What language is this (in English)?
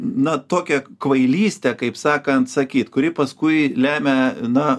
Lithuanian